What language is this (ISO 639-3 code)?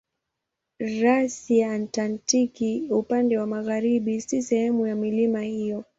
swa